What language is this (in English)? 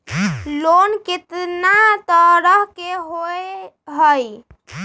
Magahi